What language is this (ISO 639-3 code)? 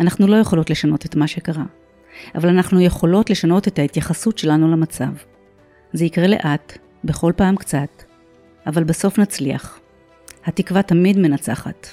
heb